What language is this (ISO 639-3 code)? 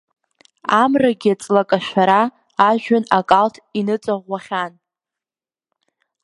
abk